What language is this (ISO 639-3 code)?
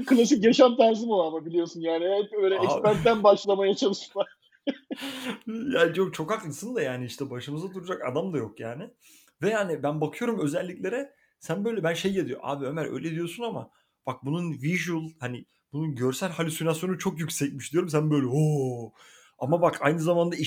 tur